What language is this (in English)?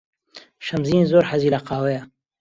Central Kurdish